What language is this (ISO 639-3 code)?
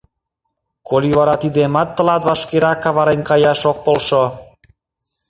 chm